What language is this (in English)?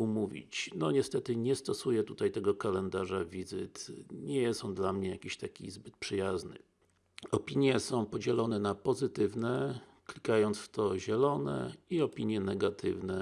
Polish